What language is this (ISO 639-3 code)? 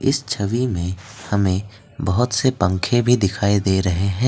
hin